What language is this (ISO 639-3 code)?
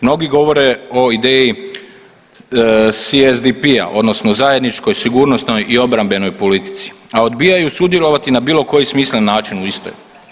hrv